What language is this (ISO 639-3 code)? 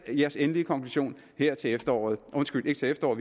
dan